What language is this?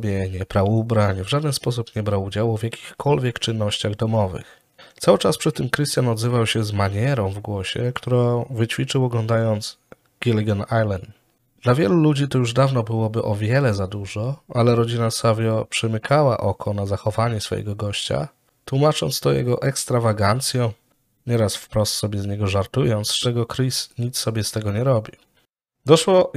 Polish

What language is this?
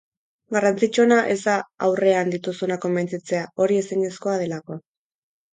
Basque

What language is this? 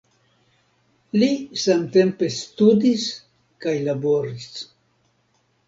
Esperanto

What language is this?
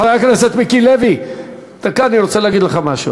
Hebrew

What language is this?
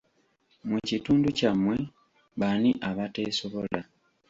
Ganda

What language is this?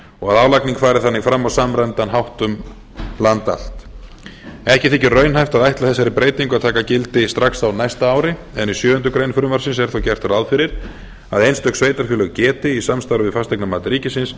Icelandic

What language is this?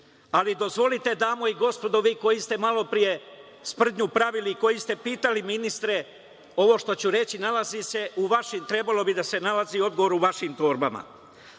Serbian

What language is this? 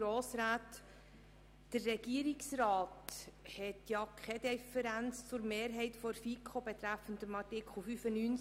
Swiss German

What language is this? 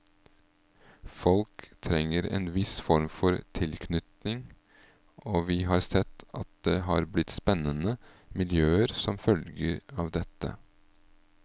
Norwegian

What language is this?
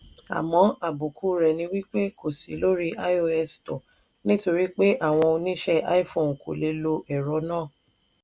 Yoruba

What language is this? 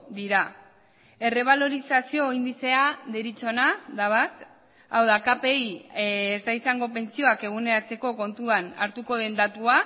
Basque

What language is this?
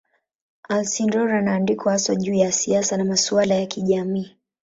Swahili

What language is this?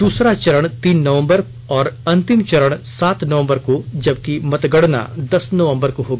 Hindi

